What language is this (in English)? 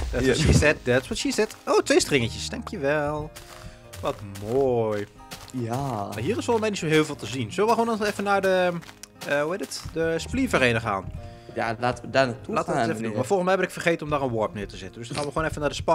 Dutch